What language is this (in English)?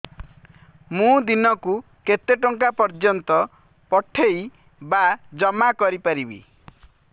Odia